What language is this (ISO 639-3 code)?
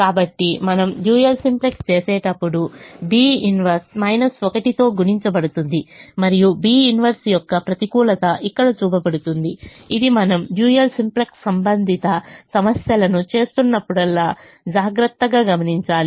tel